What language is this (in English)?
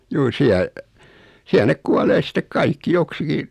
Finnish